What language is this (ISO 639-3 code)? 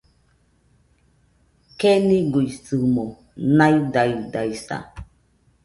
hux